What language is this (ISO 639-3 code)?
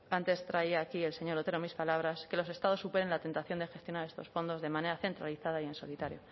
spa